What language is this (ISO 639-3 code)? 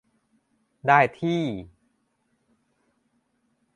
tha